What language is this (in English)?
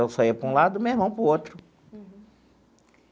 Portuguese